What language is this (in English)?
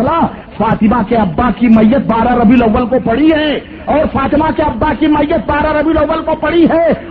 Urdu